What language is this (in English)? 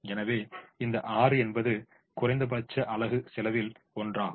Tamil